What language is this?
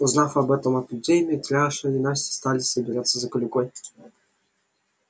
Russian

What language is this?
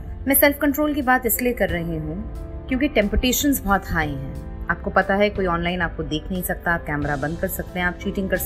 Hindi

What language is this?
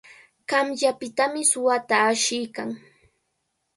Cajatambo North Lima Quechua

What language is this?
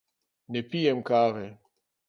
Slovenian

